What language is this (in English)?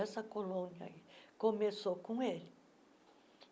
Portuguese